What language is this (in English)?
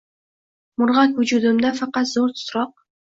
Uzbek